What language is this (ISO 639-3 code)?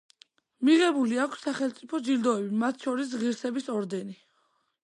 kat